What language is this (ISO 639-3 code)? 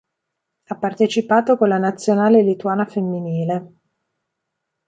ita